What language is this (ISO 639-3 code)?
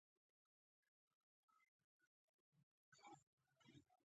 pus